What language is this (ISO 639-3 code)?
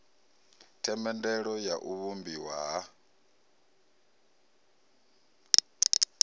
ven